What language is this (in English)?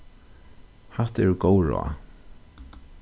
Faroese